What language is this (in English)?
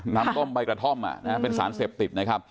Thai